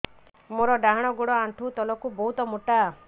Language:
Odia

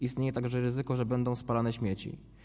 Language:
Polish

